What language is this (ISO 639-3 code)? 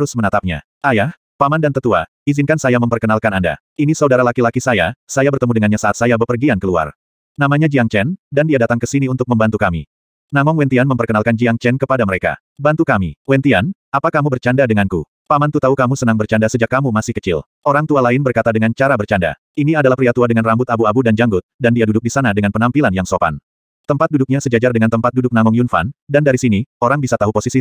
ind